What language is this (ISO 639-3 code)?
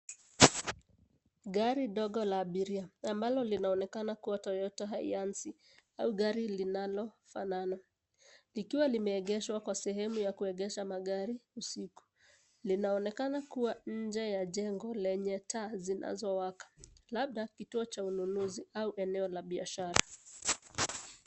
swa